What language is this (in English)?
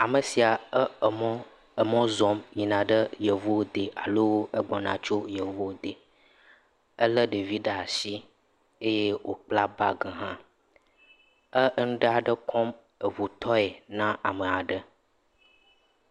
Ewe